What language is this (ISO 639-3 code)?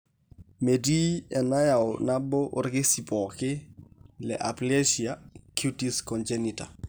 mas